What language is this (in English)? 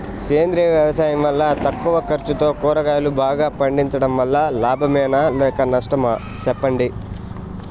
Telugu